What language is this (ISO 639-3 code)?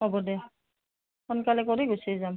asm